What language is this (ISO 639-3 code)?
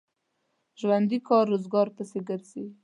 pus